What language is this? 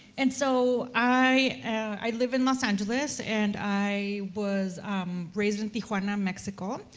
English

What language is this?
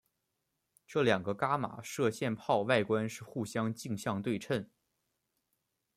Chinese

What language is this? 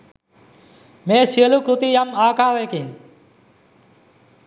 Sinhala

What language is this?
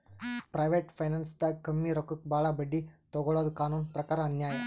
Kannada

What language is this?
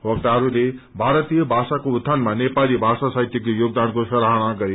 Nepali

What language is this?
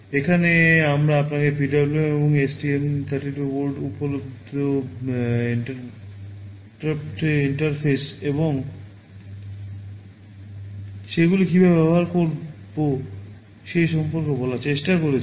Bangla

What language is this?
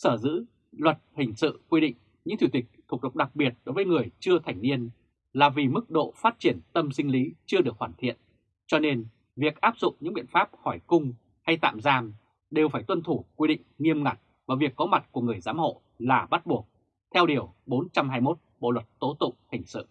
Vietnamese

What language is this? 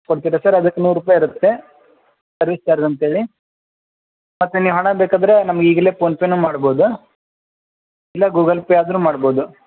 Kannada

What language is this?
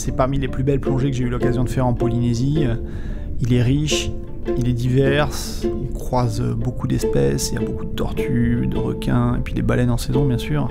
French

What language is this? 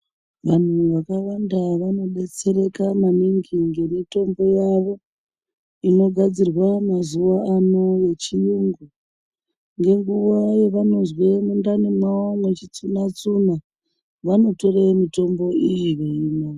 Ndau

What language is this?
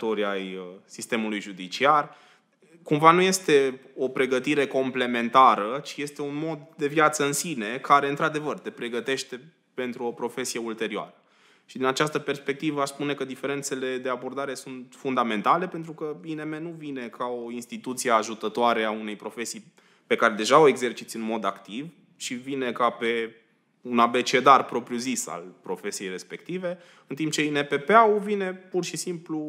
Romanian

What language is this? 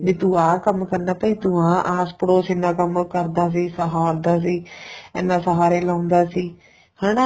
Punjabi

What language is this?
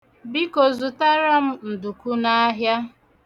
Igbo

